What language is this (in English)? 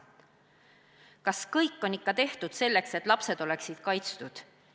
Estonian